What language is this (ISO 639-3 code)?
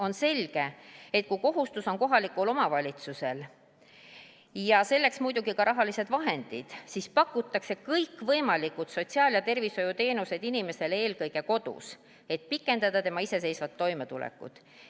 est